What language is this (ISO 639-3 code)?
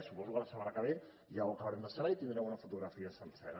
cat